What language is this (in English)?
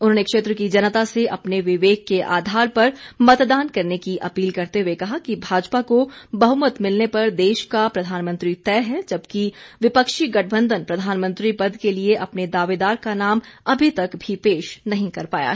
Hindi